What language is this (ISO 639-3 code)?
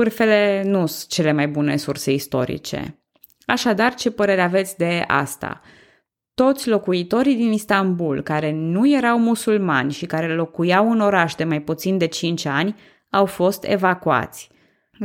ron